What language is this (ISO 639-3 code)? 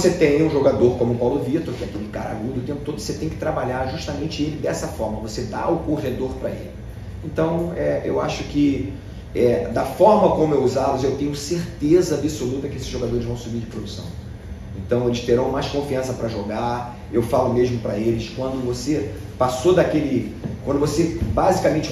por